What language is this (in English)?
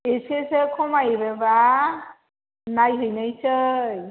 Bodo